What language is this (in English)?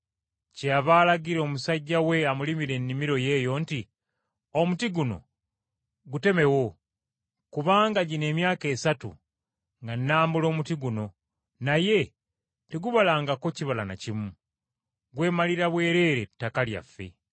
Ganda